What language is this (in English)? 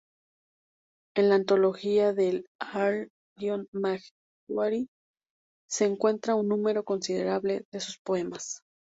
Spanish